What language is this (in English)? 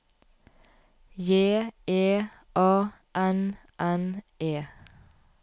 Norwegian